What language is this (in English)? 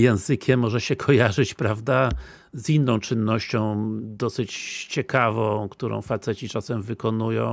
Polish